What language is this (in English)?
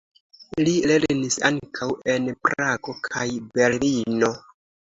Esperanto